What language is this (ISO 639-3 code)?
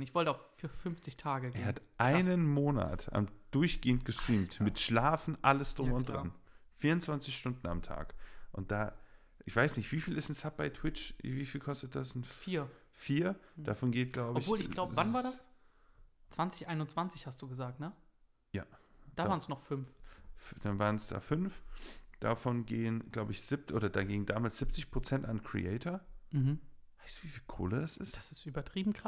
deu